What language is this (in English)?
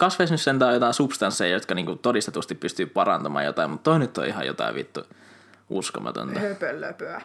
Finnish